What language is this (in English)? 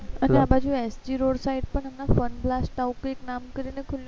Gujarati